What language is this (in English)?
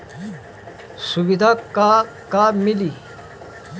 Bhojpuri